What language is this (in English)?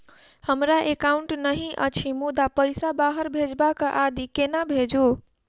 Maithili